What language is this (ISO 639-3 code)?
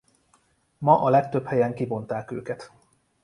hun